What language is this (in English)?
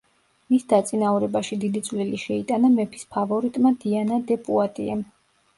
Georgian